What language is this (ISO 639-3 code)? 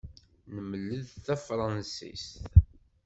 kab